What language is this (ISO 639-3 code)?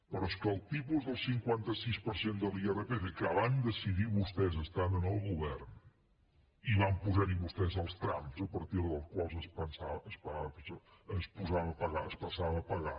cat